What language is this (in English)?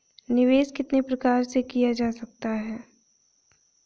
Hindi